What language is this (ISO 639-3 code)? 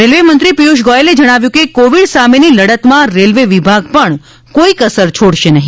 guj